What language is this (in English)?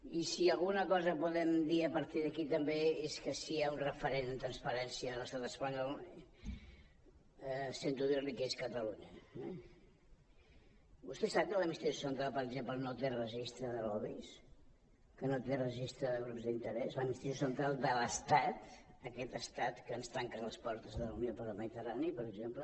Catalan